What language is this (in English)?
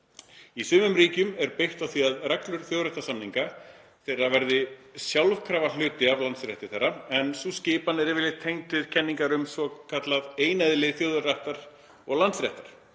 Icelandic